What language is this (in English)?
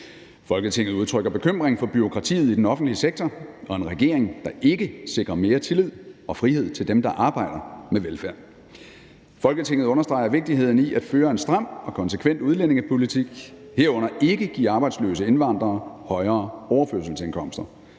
Danish